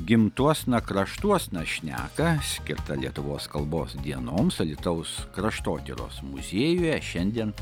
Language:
Lithuanian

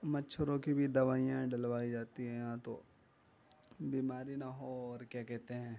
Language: Urdu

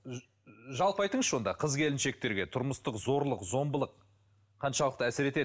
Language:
Kazakh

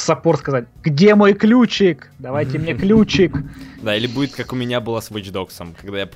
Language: Russian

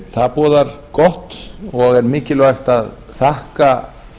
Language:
Icelandic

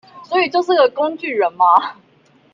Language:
Chinese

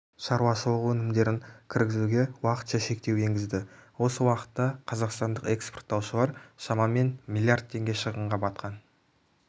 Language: Kazakh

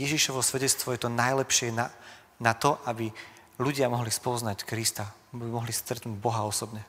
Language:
Slovak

